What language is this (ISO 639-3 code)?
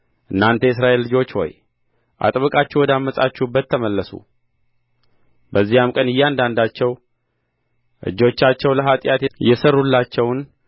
amh